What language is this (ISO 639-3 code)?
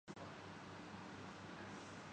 urd